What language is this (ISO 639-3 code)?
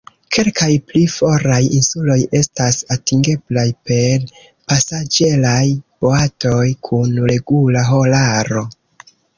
epo